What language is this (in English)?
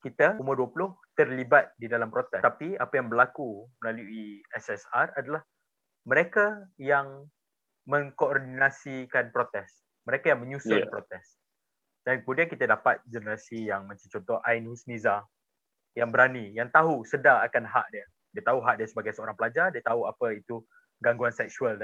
Malay